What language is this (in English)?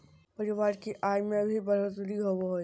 Magahi